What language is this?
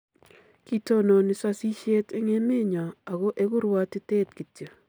Kalenjin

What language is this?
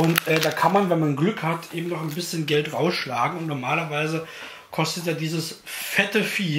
German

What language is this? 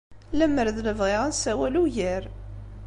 Kabyle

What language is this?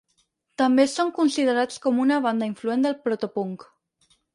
Catalan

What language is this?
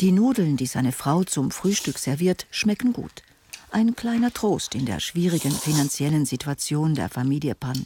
German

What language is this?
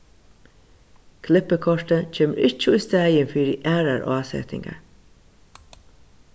Faroese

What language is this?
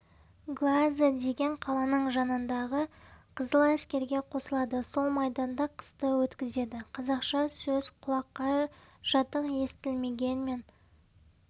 Kazakh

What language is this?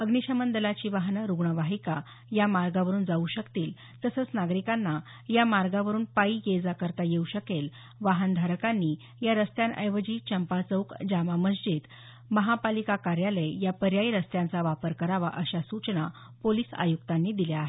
Marathi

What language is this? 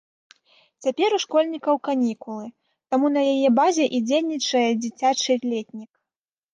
Belarusian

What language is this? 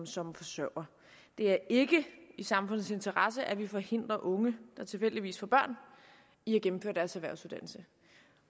Danish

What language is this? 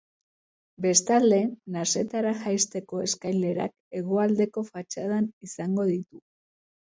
Basque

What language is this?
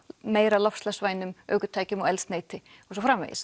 Icelandic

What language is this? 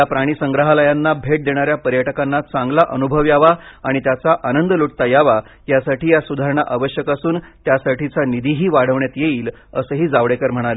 Marathi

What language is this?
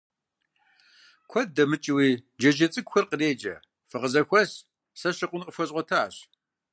Kabardian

